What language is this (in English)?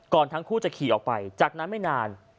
Thai